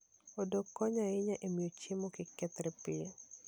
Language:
Luo (Kenya and Tanzania)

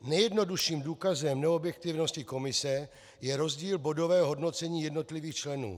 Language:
Czech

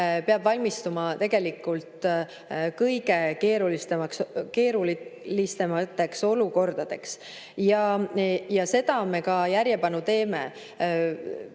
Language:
Estonian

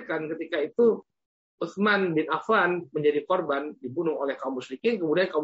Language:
Indonesian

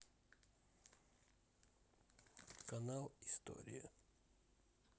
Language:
Russian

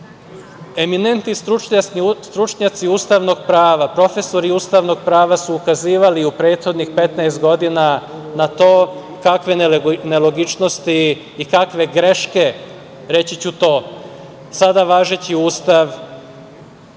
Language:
Serbian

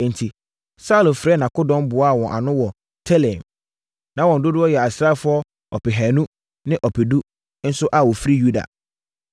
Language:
Akan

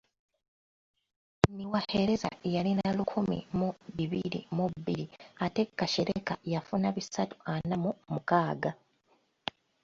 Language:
Ganda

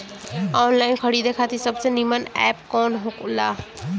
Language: Bhojpuri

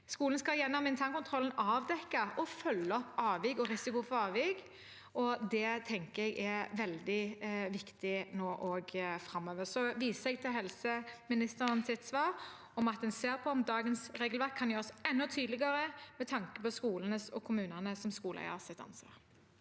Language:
Norwegian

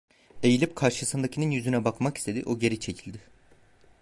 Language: Turkish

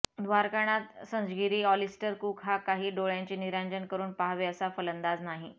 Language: Marathi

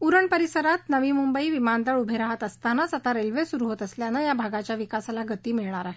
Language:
Marathi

